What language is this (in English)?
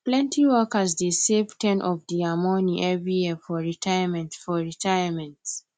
Nigerian Pidgin